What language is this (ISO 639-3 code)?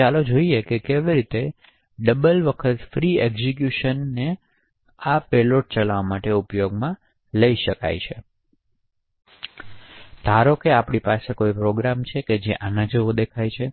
guj